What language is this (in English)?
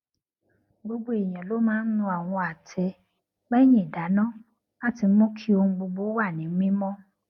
Yoruba